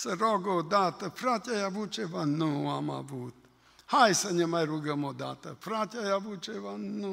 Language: Romanian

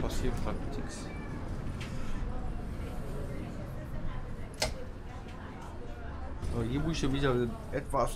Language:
German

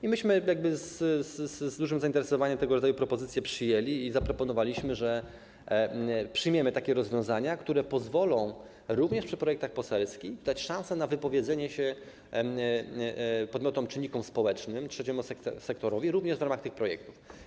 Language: Polish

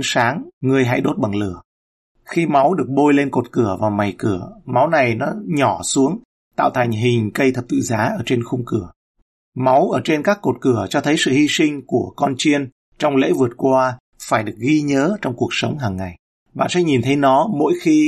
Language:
Vietnamese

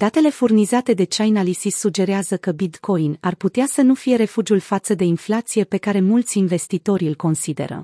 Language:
Romanian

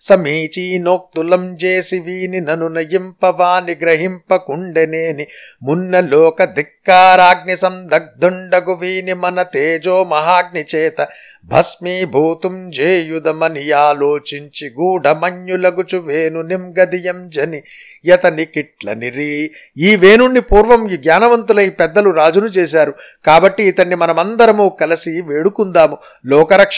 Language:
Telugu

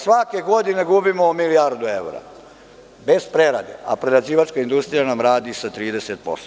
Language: Serbian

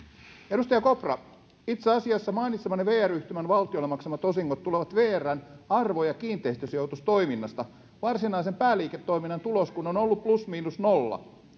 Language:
Finnish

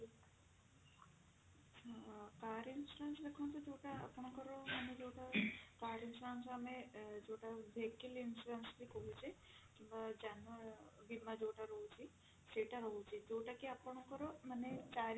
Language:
Odia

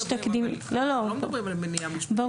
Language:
Hebrew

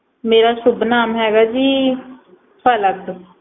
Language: Punjabi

